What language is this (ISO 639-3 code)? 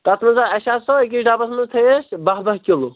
kas